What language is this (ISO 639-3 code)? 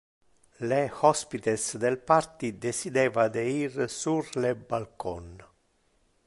ina